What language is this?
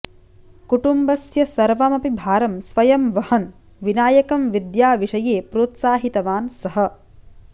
Sanskrit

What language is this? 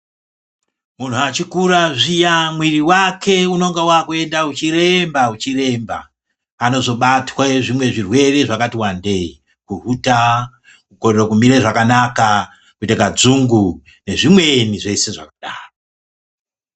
Ndau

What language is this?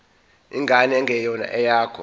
Zulu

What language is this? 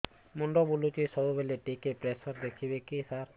Odia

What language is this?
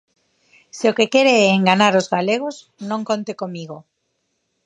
Galician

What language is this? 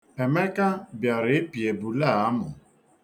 Igbo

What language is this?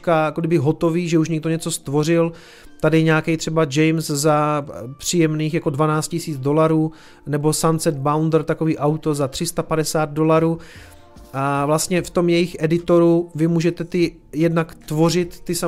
Czech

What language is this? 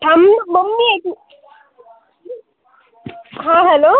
Marathi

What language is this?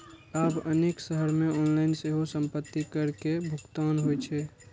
Maithili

